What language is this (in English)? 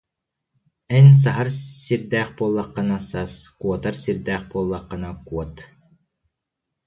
Yakut